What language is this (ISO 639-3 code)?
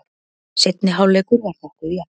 isl